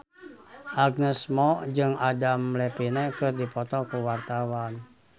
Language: Sundanese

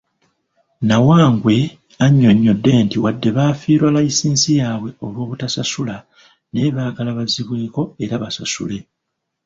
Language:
Ganda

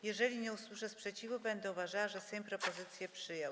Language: Polish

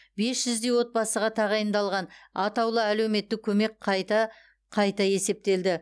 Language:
Kazakh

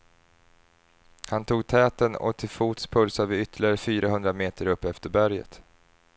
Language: Swedish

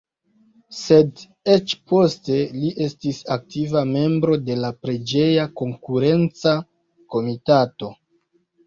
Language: Esperanto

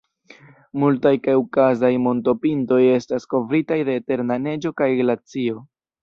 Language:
Esperanto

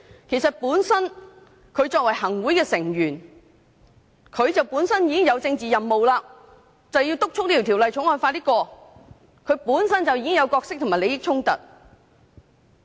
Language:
Cantonese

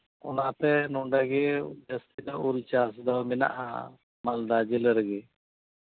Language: Santali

